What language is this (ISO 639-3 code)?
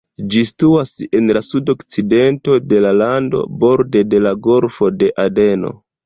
epo